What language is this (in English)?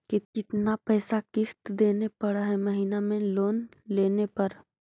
Magahi